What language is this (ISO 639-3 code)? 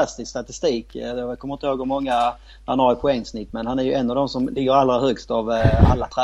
swe